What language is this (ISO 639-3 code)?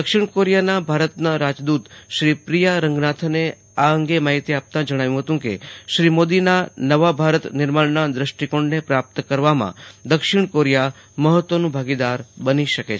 guj